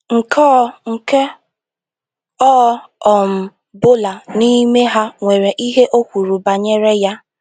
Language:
Igbo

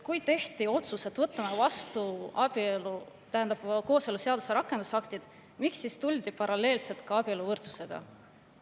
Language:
Estonian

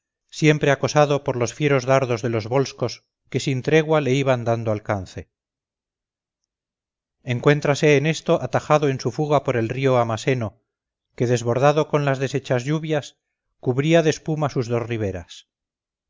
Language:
Spanish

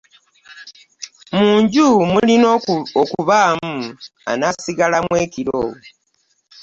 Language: Ganda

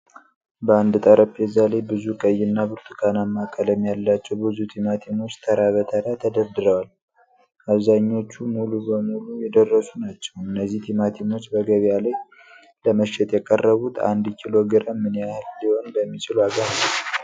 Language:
Amharic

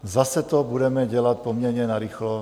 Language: Czech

